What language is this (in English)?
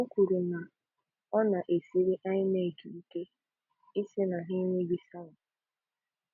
Igbo